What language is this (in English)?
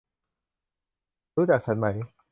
Thai